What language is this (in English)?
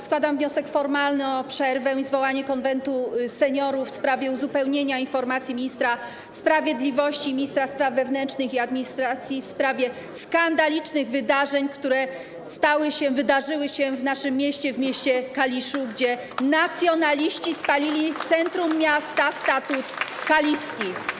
Polish